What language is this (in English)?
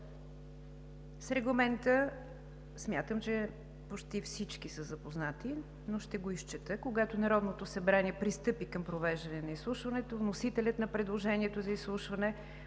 Bulgarian